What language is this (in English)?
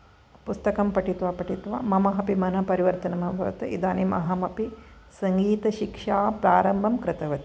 Sanskrit